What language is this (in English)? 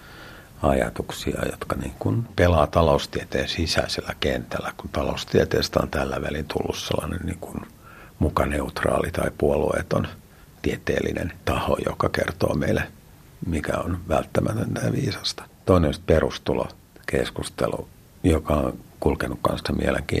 Finnish